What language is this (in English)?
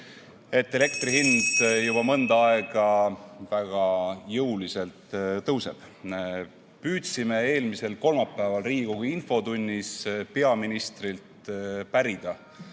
Estonian